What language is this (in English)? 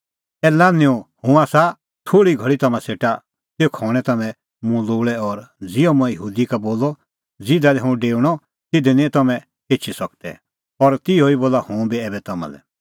Kullu Pahari